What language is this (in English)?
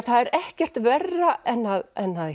Icelandic